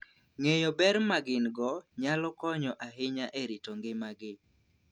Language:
Luo (Kenya and Tanzania)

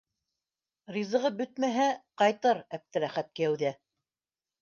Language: Bashkir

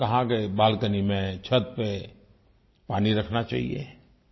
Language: Hindi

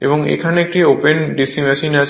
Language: Bangla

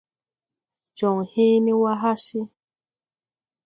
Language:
Tupuri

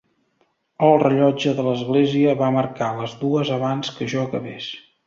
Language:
Catalan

